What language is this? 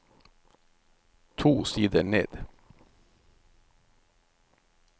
Norwegian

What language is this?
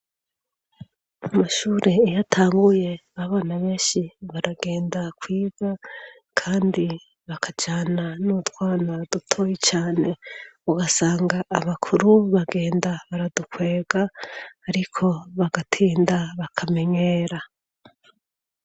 Rundi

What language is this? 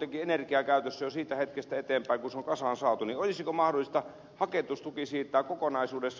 Finnish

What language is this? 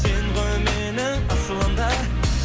Kazakh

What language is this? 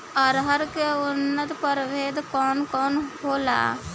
Bhojpuri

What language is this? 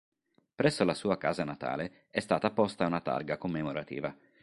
Italian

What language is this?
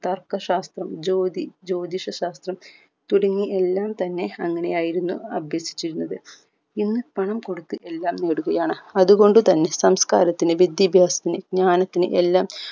Malayalam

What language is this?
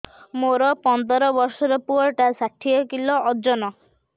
Odia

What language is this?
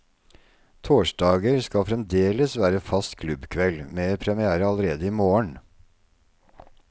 Norwegian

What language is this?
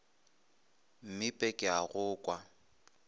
Northern Sotho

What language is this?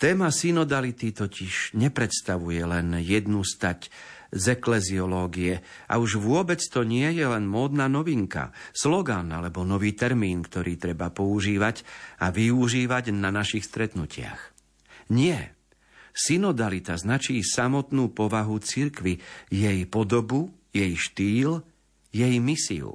Slovak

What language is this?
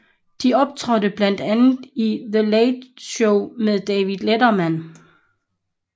Danish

